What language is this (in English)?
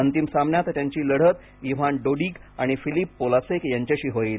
Marathi